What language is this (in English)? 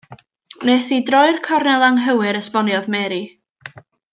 Welsh